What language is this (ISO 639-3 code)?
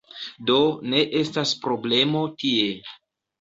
epo